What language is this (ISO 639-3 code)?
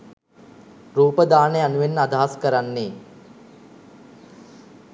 sin